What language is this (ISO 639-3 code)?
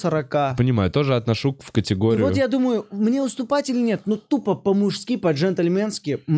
rus